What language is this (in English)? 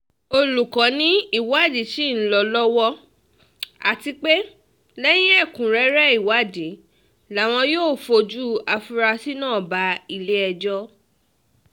Yoruba